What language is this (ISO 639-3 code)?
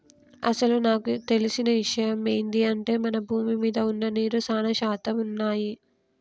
tel